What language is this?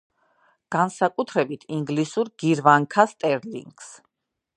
Georgian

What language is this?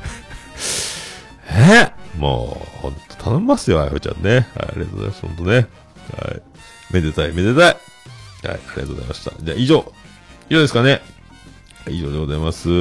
Japanese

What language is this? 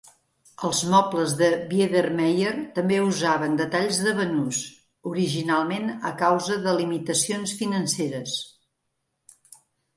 Catalan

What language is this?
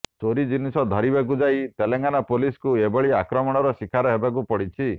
Odia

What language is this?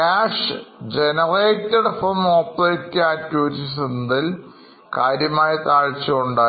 Malayalam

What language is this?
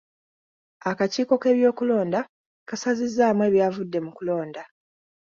Ganda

